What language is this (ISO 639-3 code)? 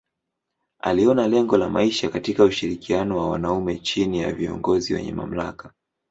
swa